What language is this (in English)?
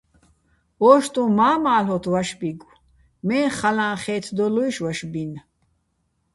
Bats